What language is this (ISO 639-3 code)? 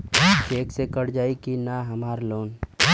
bho